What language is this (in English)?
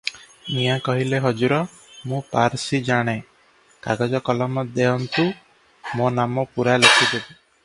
Odia